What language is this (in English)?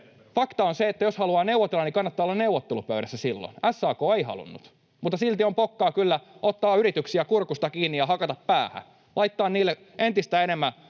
Finnish